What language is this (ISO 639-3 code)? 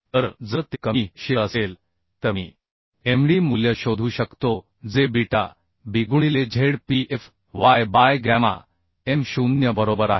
mar